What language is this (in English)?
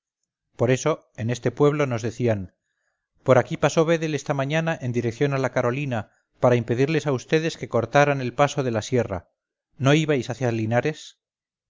Spanish